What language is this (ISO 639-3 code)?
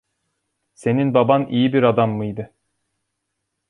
tur